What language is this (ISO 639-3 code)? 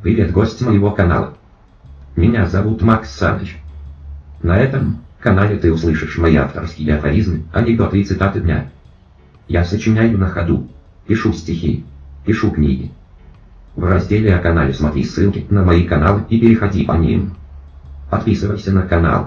rus